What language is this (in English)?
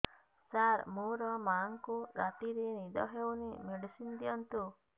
Odia